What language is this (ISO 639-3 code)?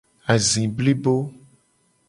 gej